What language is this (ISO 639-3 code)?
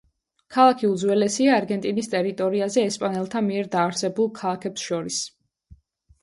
kat